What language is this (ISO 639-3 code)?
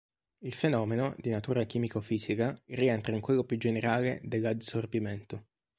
ita